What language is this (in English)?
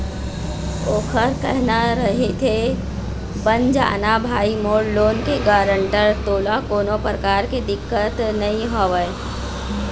Chhattisgarhi